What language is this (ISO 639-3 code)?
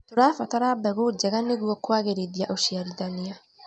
kik